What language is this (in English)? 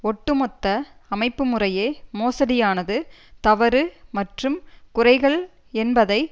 Tamil